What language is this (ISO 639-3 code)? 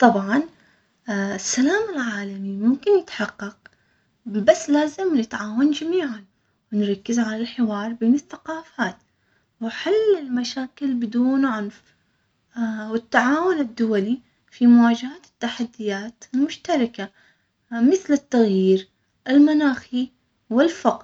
acx